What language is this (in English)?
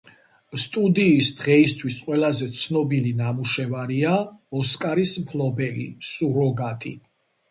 Georgian